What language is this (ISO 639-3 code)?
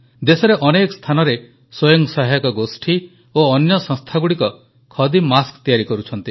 ori